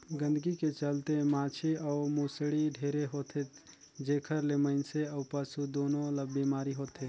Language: Chhattisgarhi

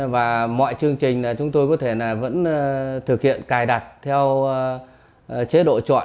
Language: Vietnamese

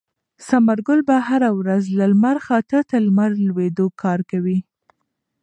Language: Pashto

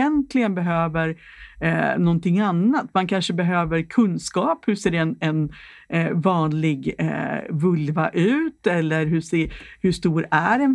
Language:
Swedish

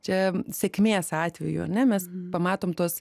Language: Lithuanian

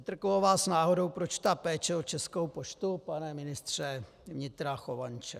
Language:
Czech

